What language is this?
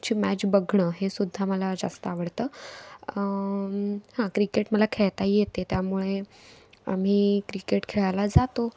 Marathi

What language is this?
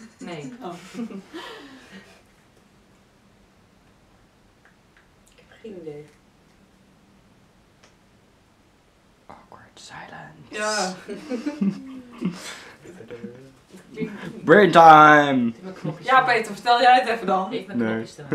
Dutch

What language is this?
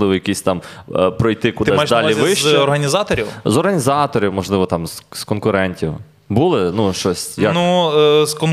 Ukrainian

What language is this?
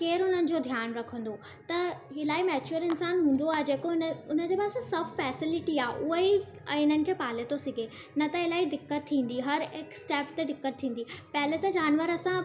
Sindhi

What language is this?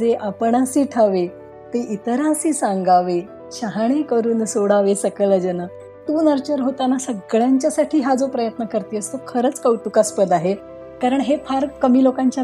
Marathi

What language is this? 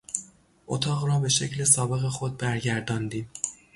Persian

